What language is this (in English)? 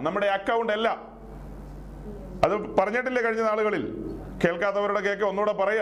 Malayalam